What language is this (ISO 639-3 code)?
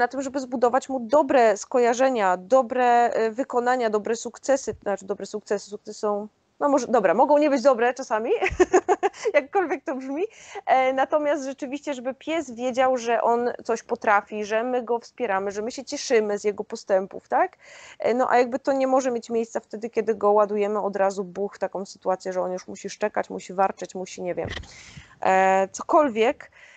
pol